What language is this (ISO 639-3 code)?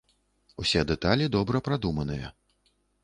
bel